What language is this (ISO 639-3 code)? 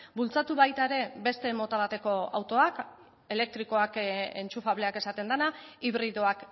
eus